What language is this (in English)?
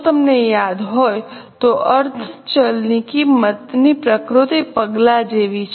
Gujarati